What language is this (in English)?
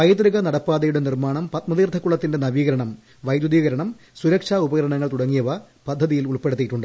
Malayalam